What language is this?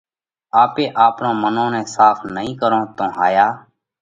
Parkari Koli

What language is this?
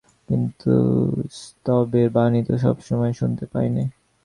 Bangla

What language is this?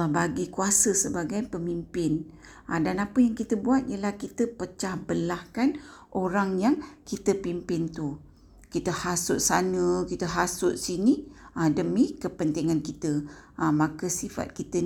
Malay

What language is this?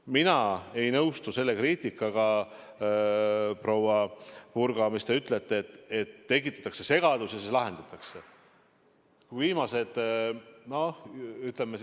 Estonian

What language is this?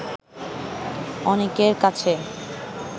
Bangla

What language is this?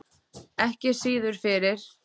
Icelandic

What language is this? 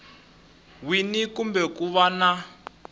Tsonga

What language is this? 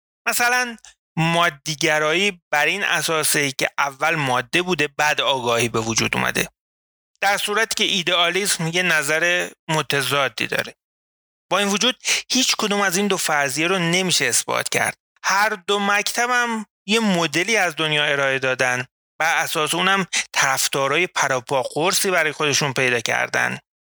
Persian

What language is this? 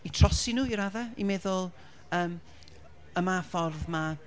Welsh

